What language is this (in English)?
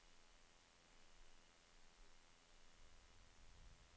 Norwegian